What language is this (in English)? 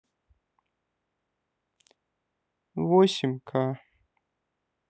Russian